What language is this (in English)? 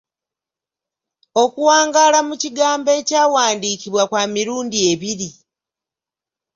Ganda